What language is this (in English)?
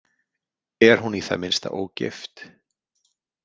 Icelandic